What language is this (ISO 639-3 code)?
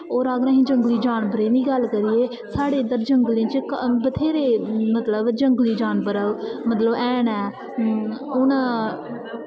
doi